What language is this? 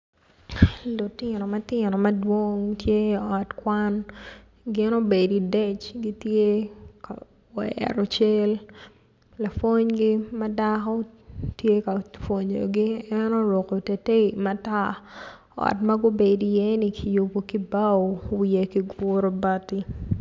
Acoli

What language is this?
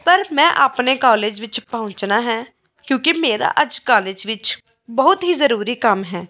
Punjabi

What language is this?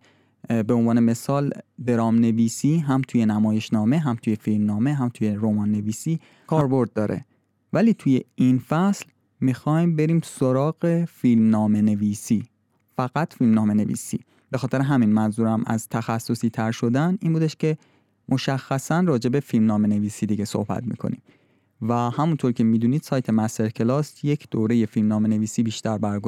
Persian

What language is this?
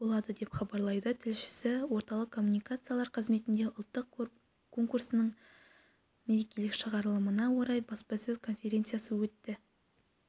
Kazakh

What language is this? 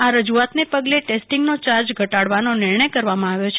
Gujarati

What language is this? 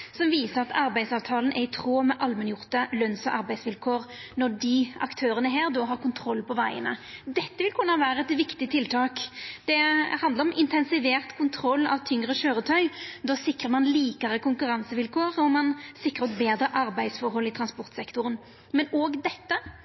Norwegian Nynorsk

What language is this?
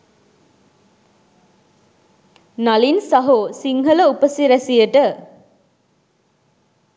Sinhala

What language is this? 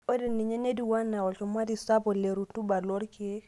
Masai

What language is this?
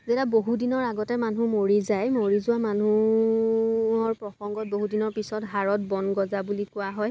Assamese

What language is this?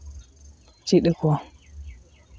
Santali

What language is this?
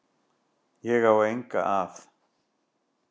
Icelandic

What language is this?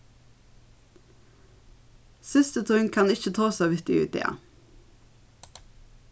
Faroese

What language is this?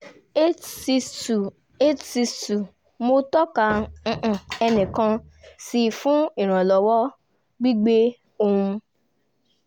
Yoruba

